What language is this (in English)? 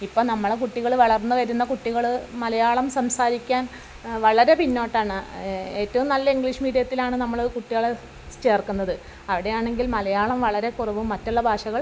Malayalam